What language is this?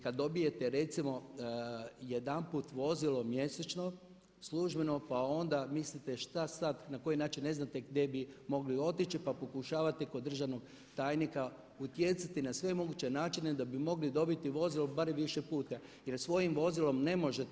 Croatian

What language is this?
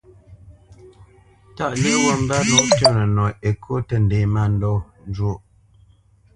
Bamenyam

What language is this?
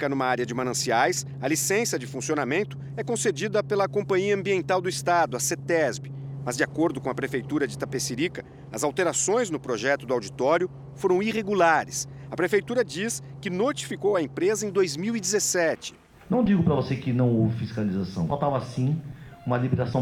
Portuguese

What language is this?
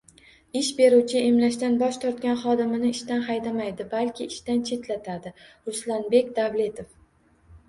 Uzbek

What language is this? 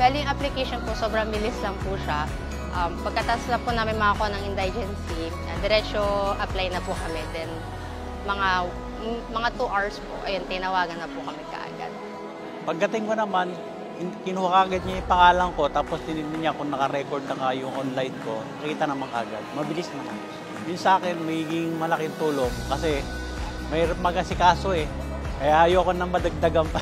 Filipino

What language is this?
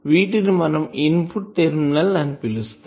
Telugu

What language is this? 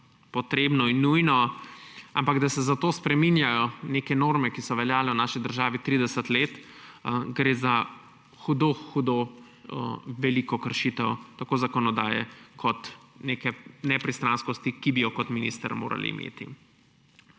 Slovenian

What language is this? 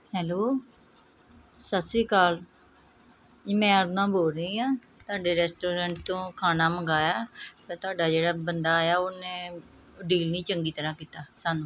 Punjabi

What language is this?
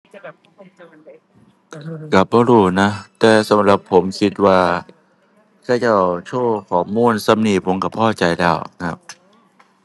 Thai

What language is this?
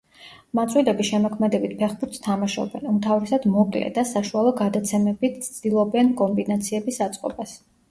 Georgian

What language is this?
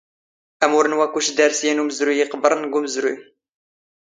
Standard Moroccan Tamazight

